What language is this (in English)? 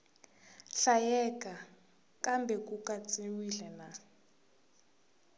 Tsonga